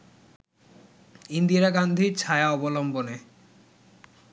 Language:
Bangla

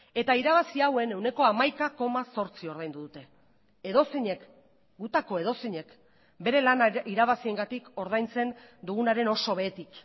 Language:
Basque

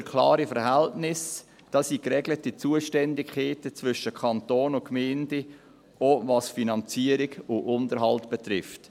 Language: Swiss German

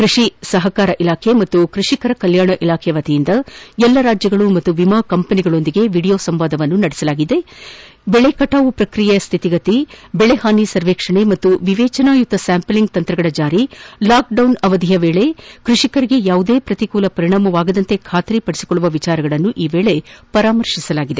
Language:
Kannada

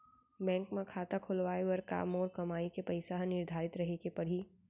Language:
Chhattisgarhi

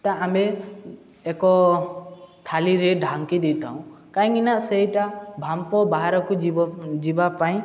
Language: Odia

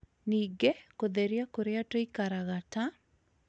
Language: Kikuyu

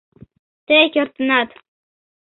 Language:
Mari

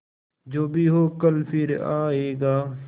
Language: Hindi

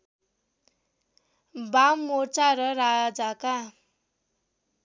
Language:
Nepali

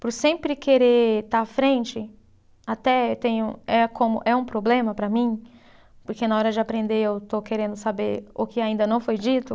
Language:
Portuguese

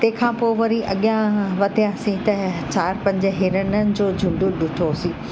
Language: Sindhi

